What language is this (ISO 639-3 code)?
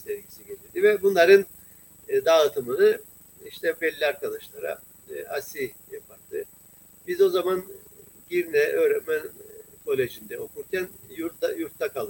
tur